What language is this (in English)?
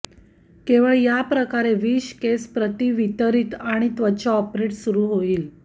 Marathi